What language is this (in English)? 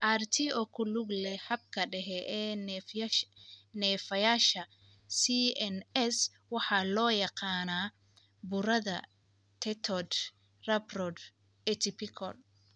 Somali